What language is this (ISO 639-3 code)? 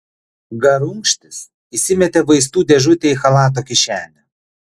lit